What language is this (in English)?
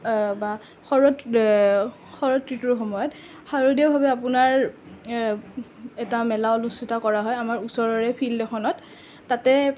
Assamese